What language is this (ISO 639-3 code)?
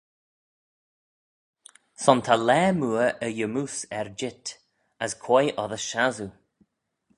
glv